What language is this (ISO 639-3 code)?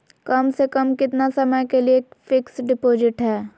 mag